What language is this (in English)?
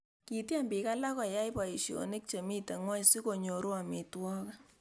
Kalenjin